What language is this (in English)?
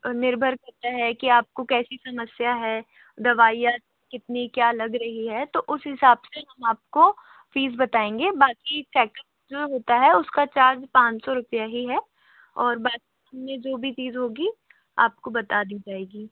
Hindi